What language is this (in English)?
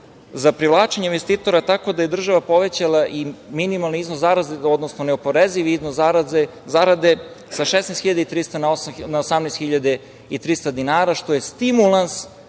Serbian